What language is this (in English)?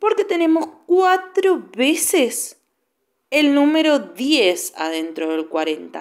Spanish